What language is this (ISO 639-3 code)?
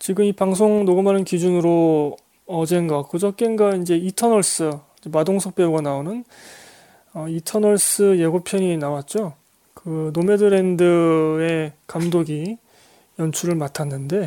kor